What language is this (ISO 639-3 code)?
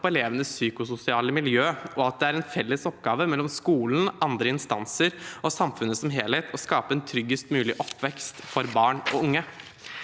nor